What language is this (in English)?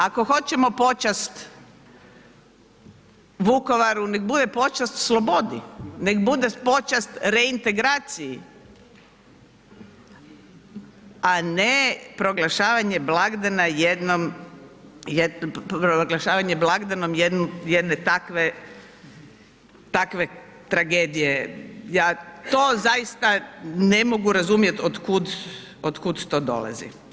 Croatian